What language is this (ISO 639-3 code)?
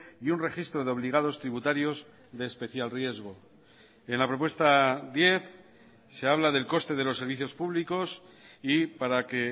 spa